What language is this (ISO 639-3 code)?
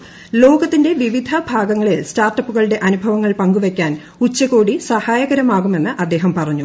mal